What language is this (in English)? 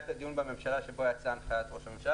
Hebrew